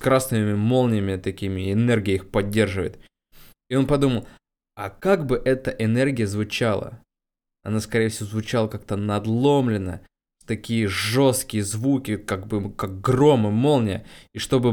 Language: Russian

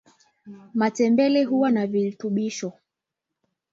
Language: Swahili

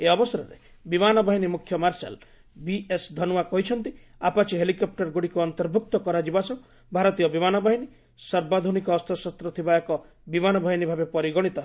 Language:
Odia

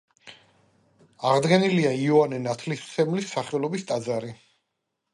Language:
Georgian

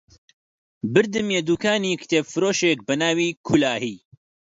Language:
Central Kurdish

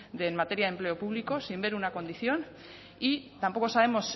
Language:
Spanish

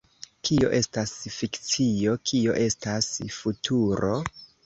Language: Esperanto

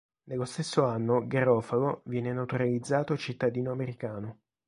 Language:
Italian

